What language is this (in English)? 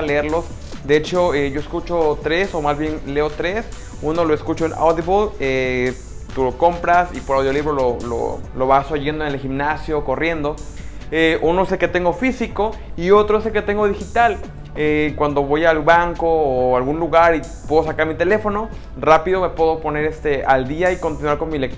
Spanish